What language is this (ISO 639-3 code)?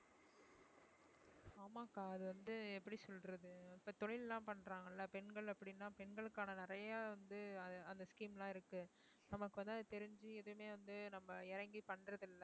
tam